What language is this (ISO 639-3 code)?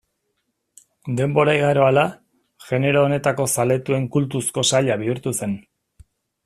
eus